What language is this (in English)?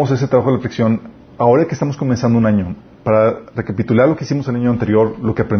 Spanish